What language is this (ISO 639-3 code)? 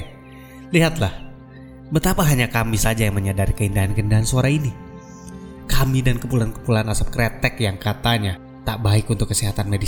ind